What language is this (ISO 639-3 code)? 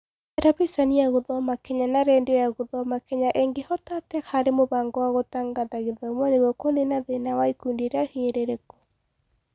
kik